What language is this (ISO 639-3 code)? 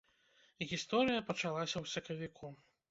bel